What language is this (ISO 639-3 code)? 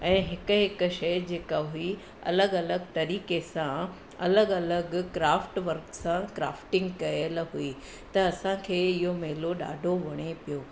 snd